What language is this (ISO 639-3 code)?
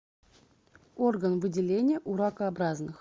rus